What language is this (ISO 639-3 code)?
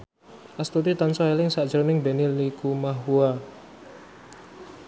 jav